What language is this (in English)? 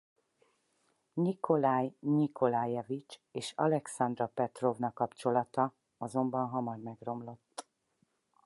Hungarian